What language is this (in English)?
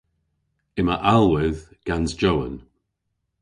Cornish